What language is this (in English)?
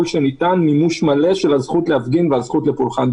Hebrew